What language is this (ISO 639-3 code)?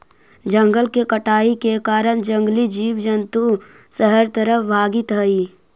mag